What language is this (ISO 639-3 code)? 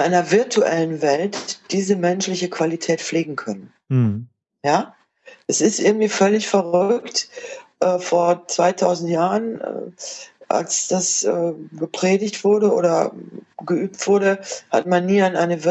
deu